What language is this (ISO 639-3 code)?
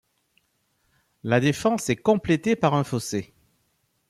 fra